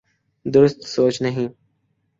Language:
Urdu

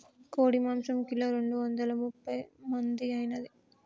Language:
Telugu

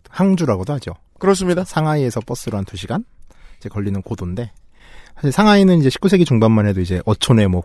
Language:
Korean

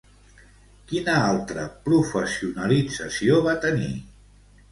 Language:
Catalan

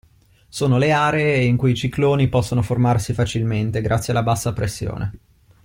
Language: Italian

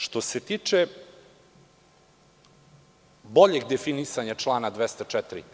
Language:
Serbian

